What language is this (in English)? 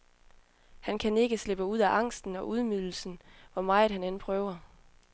Danish